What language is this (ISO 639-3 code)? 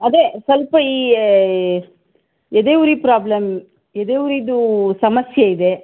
kan